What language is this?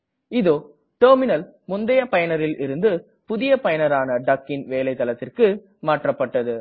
Tamil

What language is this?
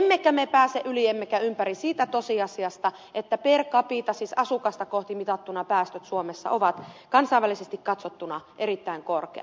Finnish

